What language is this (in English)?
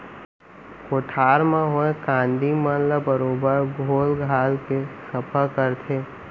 Chhattisgarhi